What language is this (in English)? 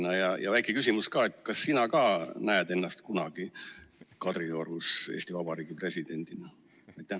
Estonian